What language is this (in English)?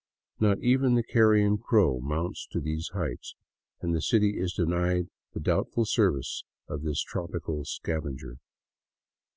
English